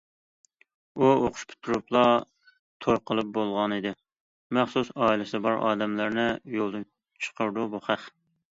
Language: Uyghur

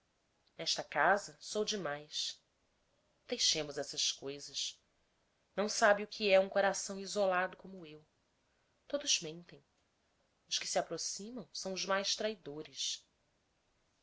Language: Portuguese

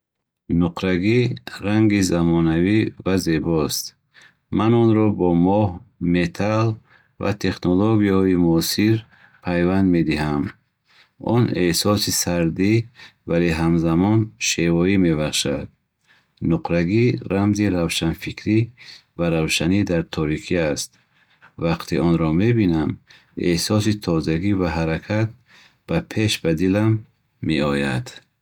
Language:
Bukharic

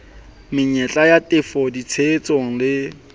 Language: Southern Sotho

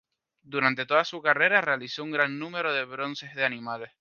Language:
Spanish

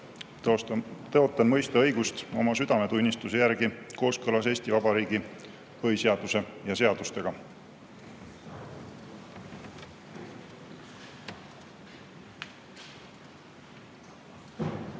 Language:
Estonian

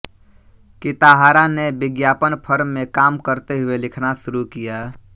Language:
Hindi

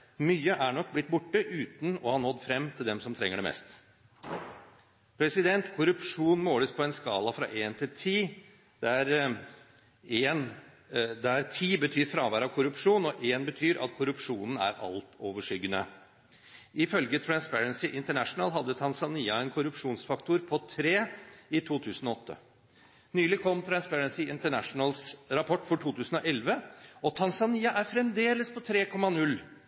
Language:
Norwegian Bokmål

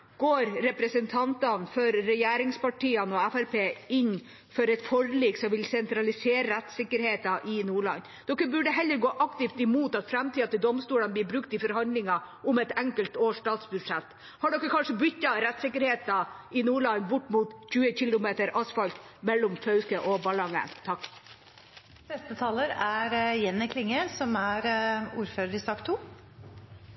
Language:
Norwegian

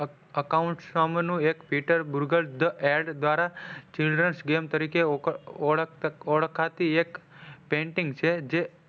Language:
Gujarati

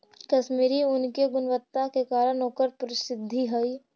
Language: Magahi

